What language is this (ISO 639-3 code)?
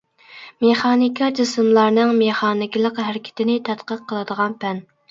uig